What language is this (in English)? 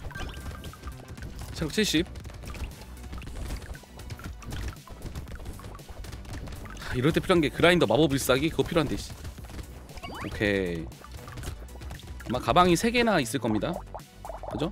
Korean